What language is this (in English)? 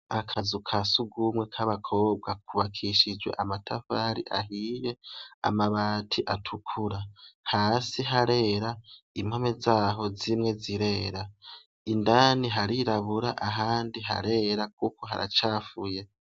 Rundi